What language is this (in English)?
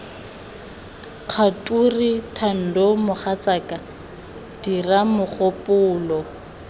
Tswana